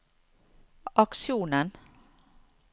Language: Norwegian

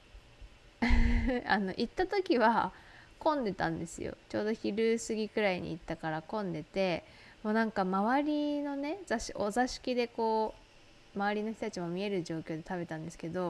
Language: Japanese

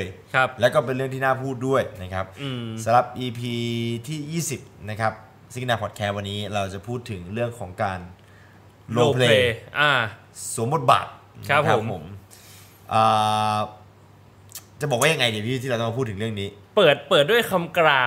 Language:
Thai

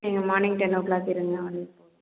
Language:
Tamil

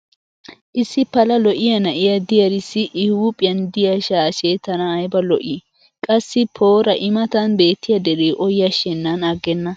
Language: Wolaytta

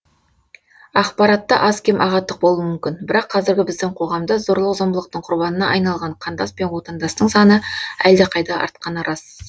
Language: Kazakh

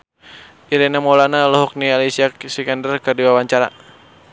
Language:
Sundanese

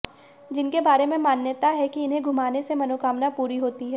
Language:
Hindi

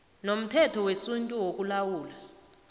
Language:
South Ndebele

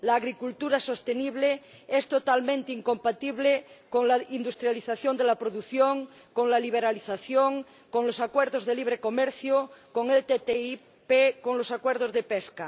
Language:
Spanish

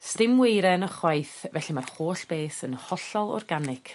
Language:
Welsh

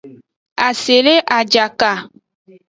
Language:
Aja (Benin)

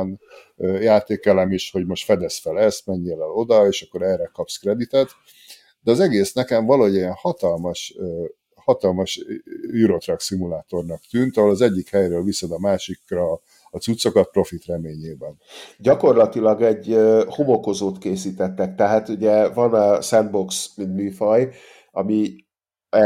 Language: Hungarian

